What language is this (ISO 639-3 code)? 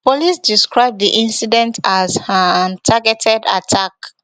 pcm